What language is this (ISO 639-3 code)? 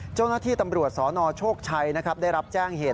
tha